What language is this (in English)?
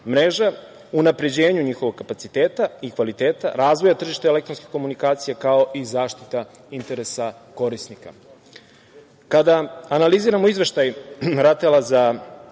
Serbian